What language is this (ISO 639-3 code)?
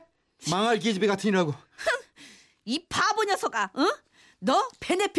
kor